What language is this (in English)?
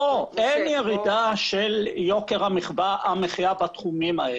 Hebrew